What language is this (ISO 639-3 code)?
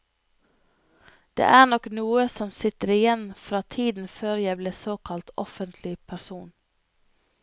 nor